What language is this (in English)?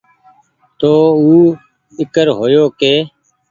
Goaria